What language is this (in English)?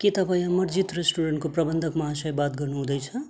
Nepali